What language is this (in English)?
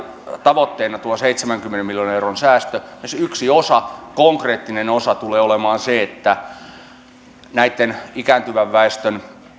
Finnish